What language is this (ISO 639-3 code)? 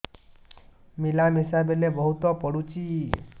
ori